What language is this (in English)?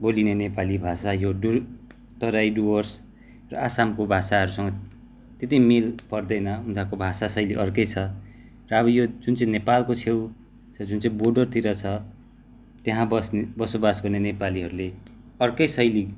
Nepali